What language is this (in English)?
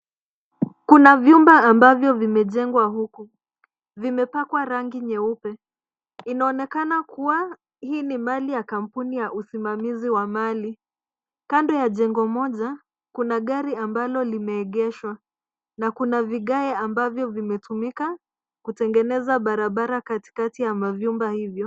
Swahili